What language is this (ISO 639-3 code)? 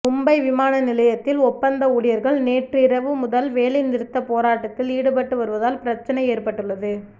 tam